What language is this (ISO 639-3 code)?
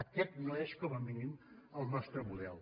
cat